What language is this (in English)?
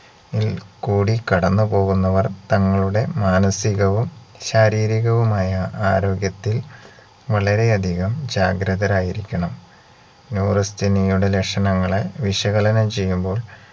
Malayalam